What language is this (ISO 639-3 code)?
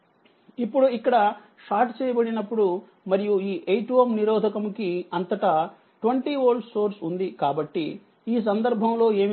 tel